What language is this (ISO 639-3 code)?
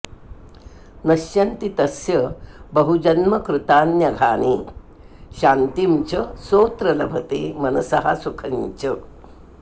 san